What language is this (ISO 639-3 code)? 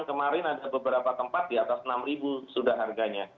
ind